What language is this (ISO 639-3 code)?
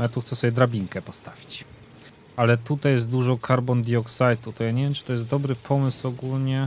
pol